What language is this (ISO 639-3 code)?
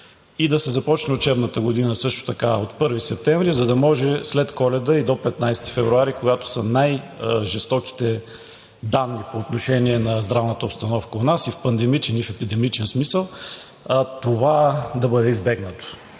bul